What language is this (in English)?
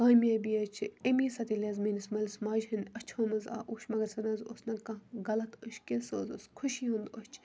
Kashmiri